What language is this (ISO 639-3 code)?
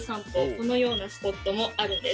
jpn